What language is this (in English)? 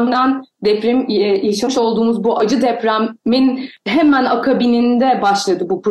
Turkish